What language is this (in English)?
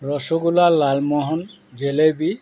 Assamese